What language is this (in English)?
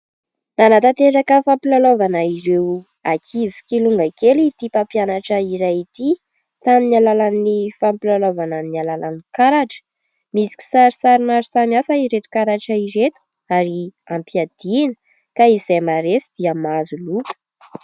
Malagasy